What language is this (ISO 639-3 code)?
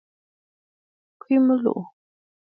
bfd